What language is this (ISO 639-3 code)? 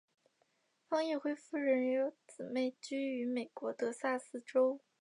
zho